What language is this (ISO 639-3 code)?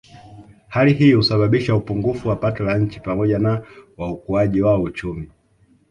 swa